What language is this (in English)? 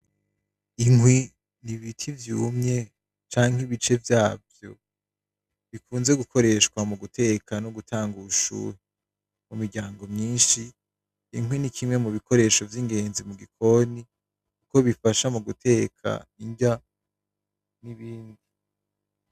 Rundi